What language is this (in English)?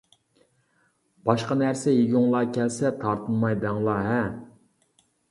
Uyghur